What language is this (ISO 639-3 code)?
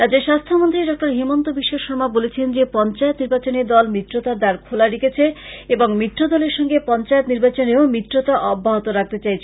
ben